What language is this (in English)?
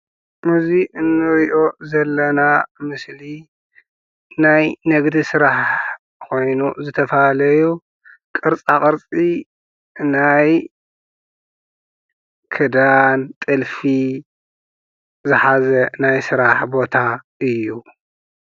Tigrinya